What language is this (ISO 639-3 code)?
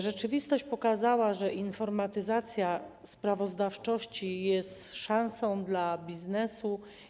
pol